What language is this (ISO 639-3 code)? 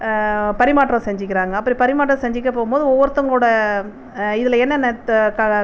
tam